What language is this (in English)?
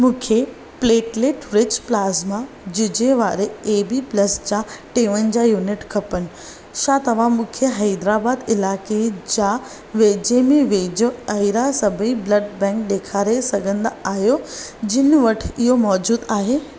Sindhi